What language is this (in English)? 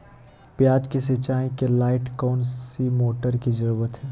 Magahi